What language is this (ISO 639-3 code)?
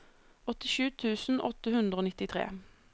nor